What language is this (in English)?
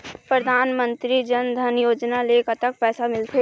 Chhattisgarhi